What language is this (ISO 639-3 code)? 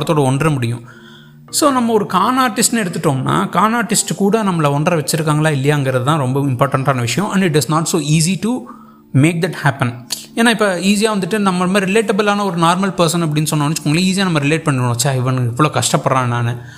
tam